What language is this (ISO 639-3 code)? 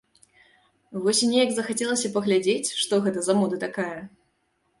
bel